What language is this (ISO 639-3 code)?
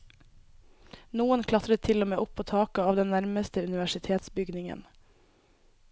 nor